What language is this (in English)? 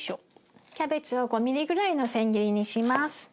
Japanese